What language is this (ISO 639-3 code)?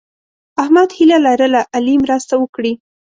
pus